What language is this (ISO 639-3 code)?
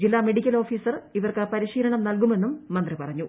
mal